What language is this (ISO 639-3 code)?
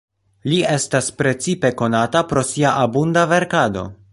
epo